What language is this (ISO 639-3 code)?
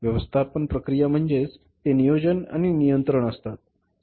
mar